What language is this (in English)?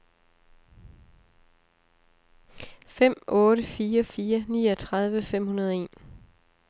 Danish